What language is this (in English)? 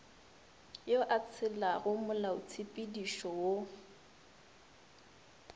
Northern Sotho